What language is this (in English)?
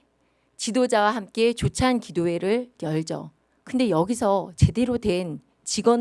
Korean